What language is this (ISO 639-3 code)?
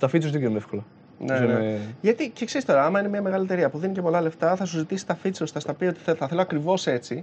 ell